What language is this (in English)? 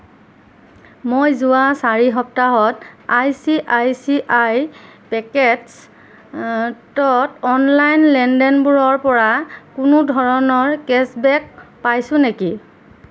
Assamese